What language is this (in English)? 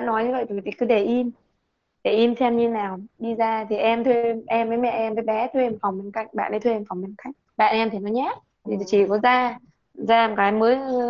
Vietnamese